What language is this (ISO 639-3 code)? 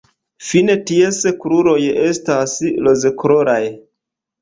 epo